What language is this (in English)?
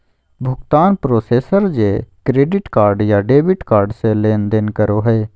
Magahi